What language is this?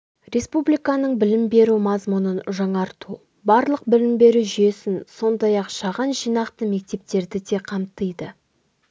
Kazakh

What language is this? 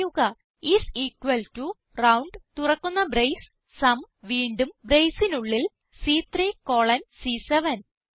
Malayalam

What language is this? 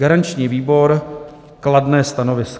Czech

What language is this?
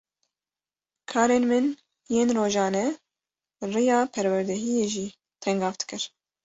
Kurdish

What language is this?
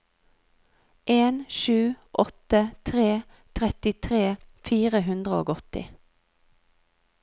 Norwegian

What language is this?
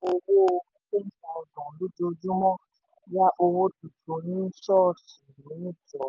Yoruba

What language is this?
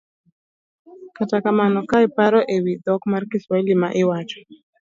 Luo (Kenya and Tanzania)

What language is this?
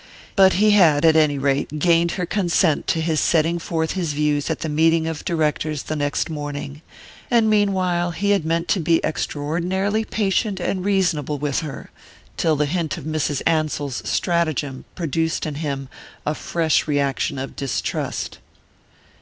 English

